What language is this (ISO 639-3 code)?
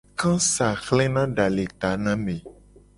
gej